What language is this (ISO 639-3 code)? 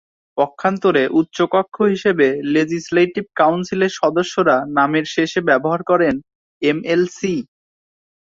ben